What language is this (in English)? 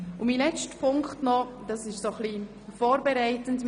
Swiss German